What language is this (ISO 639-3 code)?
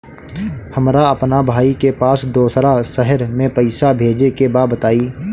bho